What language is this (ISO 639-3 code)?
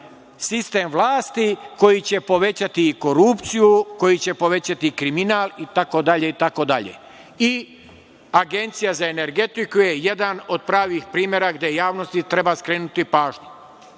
srp